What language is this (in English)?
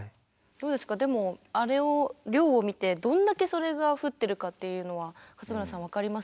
Japanese